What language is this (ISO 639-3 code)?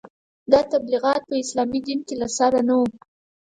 pus